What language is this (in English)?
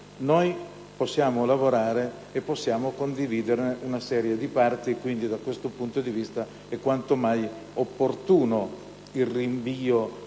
Italian